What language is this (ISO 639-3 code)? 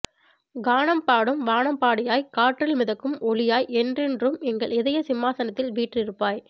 tam